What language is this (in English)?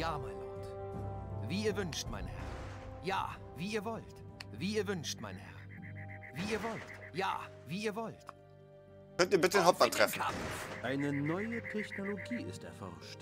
German